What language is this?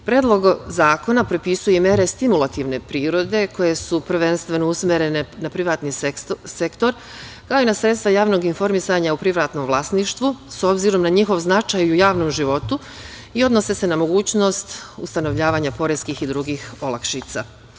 Serbian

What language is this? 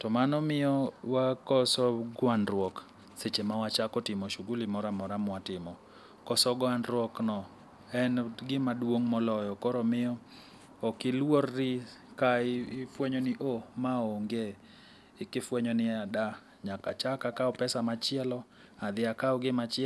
Luo (Kenya and Tanzania)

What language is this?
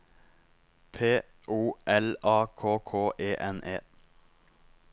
Norwegian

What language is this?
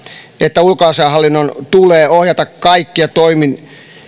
Finnish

